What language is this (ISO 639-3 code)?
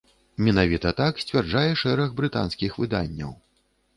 bel